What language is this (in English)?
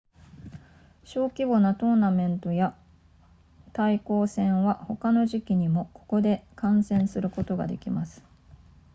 Japanese